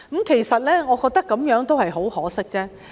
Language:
Cantonese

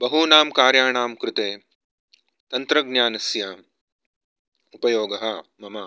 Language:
Sanskrit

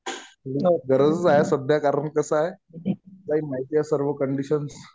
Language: Marathi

